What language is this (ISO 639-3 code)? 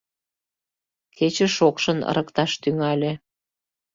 chm